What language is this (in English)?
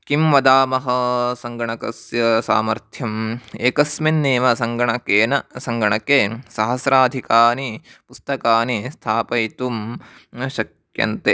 Sanskrit